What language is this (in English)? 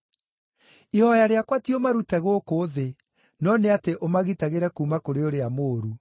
Kikuyu